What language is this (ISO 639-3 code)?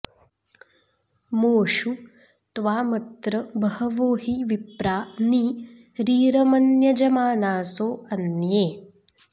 san